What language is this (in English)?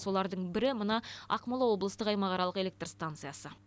Kazakh